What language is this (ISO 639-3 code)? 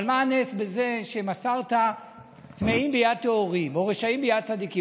heb